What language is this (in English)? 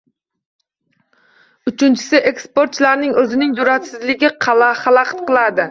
Uzbek